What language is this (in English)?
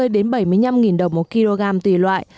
Vietnamese